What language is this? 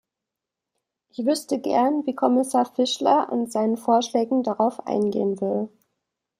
German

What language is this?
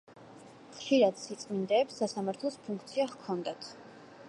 Georgian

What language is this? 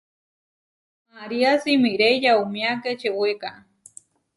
Huarijio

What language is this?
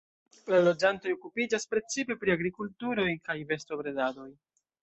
Esperanto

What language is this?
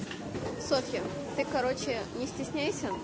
Russian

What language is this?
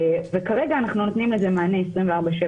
Hebrew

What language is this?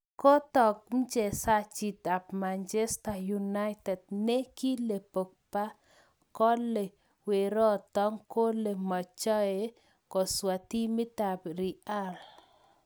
Kalenjin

